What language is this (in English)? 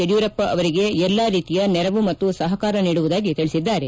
Kannada